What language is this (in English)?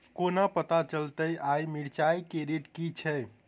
Maithili